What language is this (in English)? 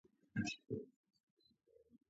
Georgian